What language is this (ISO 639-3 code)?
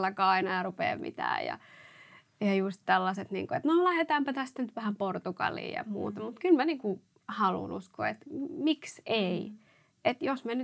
fin